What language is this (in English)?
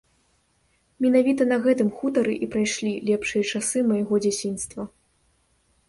Belarusian